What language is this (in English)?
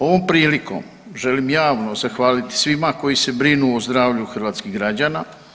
Croatian